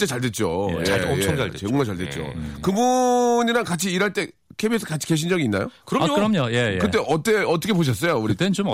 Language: Korean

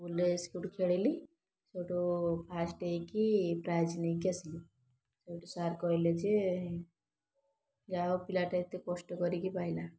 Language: Odia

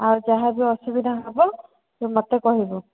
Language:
Odia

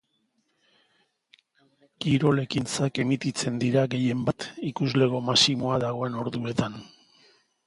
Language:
Basque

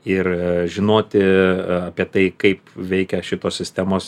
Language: Lithuanian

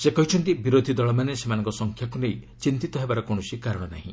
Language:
Odia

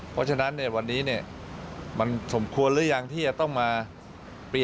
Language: Thai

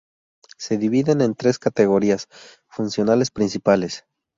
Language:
Spanish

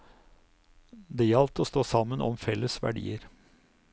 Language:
Norwegian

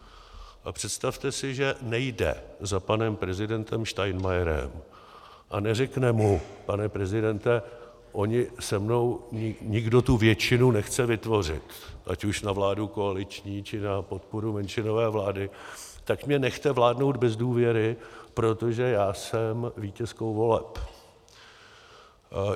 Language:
Czech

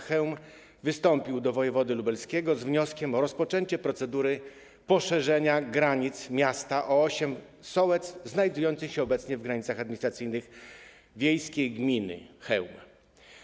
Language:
Polish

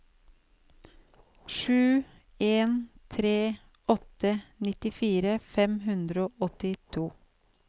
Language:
Norwegian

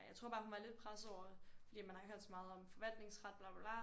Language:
Danish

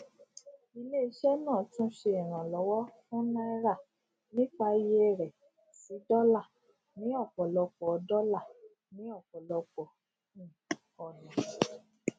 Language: Yoruba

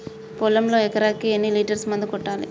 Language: Telugu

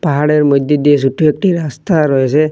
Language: Bangla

